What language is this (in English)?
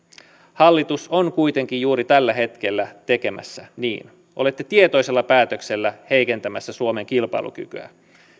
Finnish